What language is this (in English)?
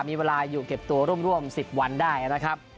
Thai